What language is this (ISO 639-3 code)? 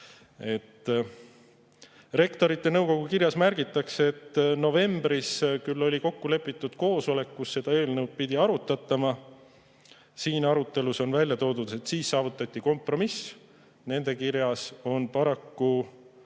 est